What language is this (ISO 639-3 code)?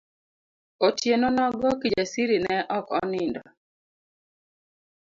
luo